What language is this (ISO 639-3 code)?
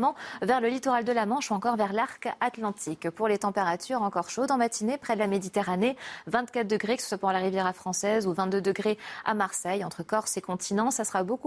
fra